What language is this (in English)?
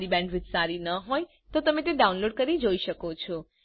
Gujarati